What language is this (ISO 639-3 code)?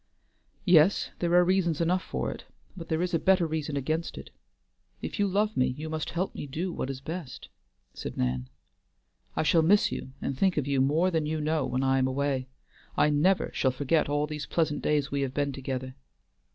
eng